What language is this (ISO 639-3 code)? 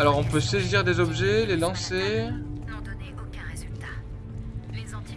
fra